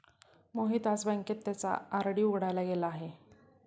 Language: Marathi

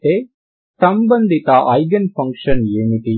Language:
Telugu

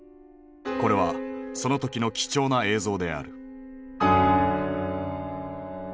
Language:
Japanese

